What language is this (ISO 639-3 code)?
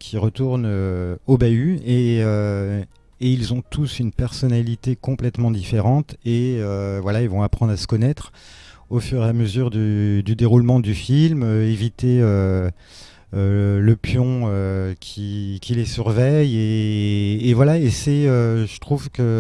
fra